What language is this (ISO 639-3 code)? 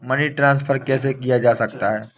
hin